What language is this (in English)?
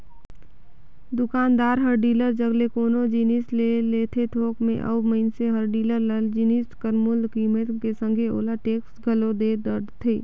Chhattisgarhi